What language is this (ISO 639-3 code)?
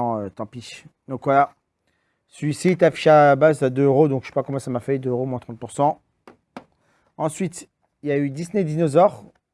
fra